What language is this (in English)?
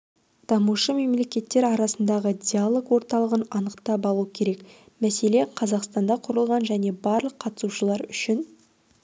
Kazakh